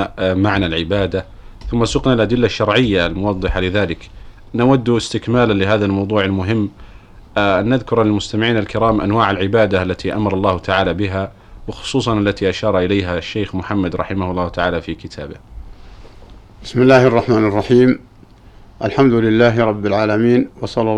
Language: Arabic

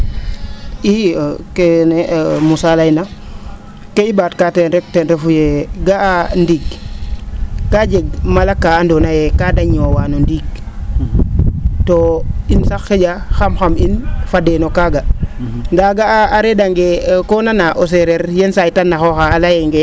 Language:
Serer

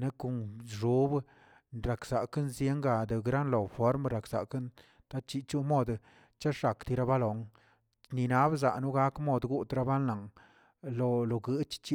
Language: Tilquiapan Zapotec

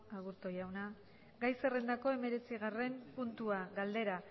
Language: Basque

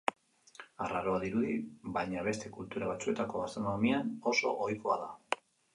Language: Basque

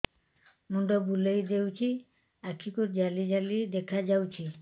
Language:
Odia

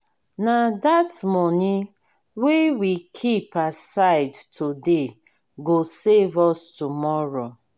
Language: Nigerian Pidgin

